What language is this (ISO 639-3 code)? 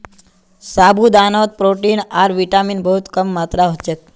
mag